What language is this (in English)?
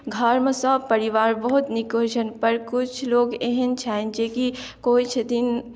Maithili